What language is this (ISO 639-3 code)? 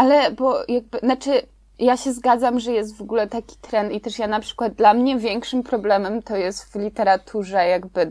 pol